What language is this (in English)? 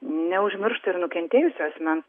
Lithuanian